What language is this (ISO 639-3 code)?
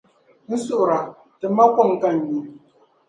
dag